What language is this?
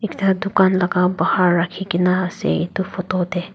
Naga Pidgin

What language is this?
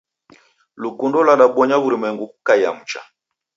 Taita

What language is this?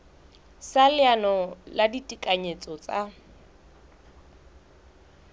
Southern Sotho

